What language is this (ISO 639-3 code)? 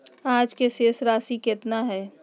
mag